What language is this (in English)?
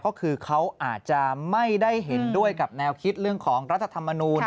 Thai